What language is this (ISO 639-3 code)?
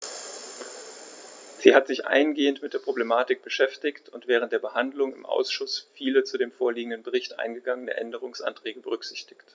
deu